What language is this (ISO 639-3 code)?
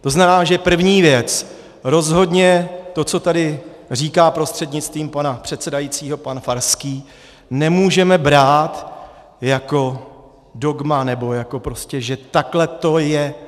ces